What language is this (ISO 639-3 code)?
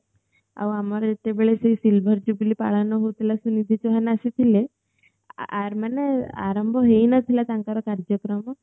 ori